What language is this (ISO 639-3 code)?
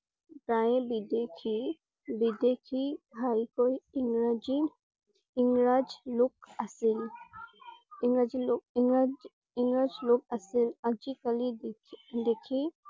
asm